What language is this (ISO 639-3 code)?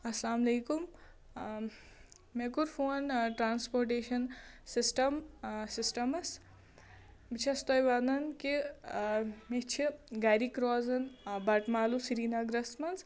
kas